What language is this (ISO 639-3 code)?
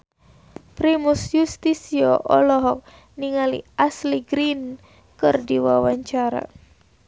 sun